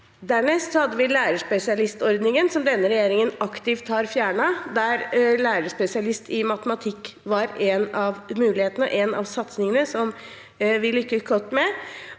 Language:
Norwegian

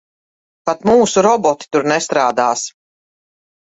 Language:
Latvian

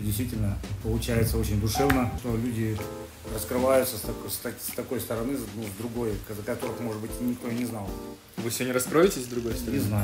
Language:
Russian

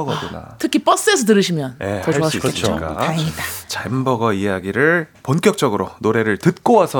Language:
Korean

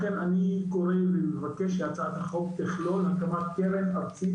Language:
Hebrew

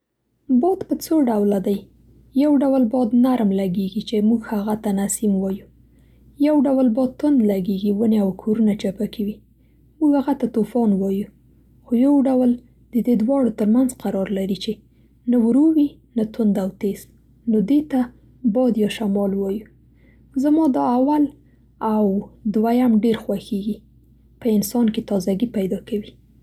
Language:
Central Pashto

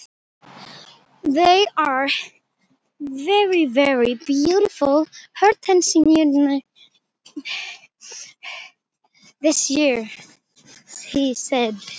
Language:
Icelandic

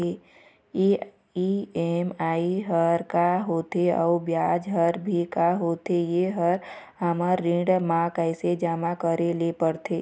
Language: Chhattisgarhi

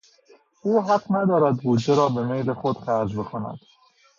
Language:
Persian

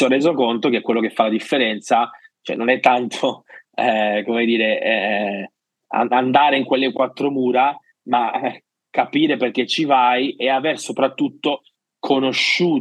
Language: Italian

